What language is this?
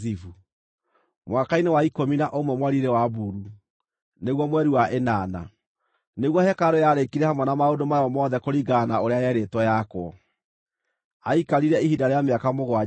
Kikuyu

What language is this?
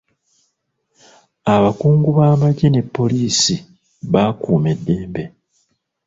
Ganda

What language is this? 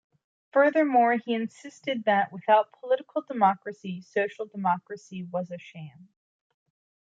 English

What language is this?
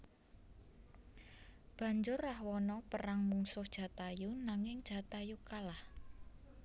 Javanese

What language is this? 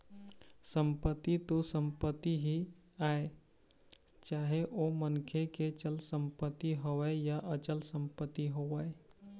Chhattisgarhi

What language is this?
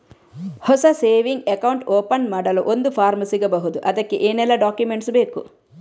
Kannada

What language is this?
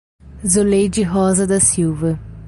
Portuguese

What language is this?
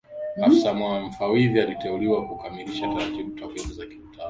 Swahili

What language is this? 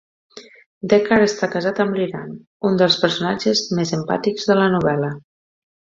Catalan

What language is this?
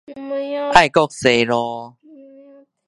Min Nan Chinese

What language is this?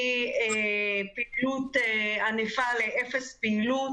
Hebrew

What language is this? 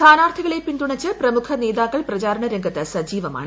Malayalam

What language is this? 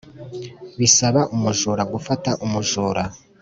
Kinyarwanda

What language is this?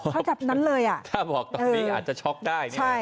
Thai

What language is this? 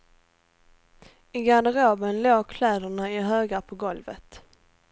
Swedish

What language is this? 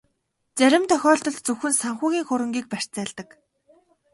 Mongolian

